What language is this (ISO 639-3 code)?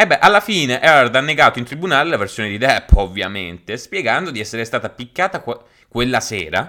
ita